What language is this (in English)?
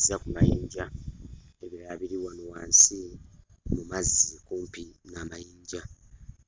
Ganda